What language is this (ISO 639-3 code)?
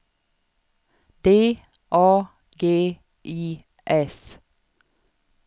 swe